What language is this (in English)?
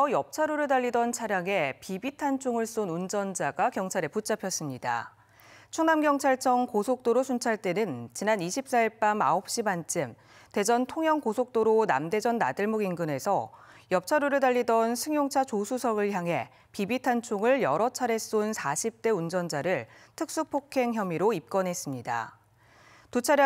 Korean